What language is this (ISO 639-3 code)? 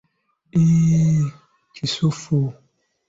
lug